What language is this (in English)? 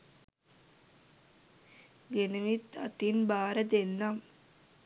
Sinhala